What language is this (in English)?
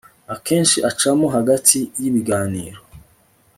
Kinyarwanda